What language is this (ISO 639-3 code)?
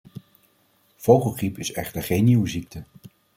nld